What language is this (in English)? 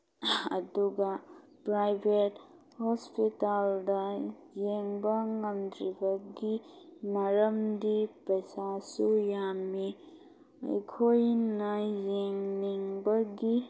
Manipuri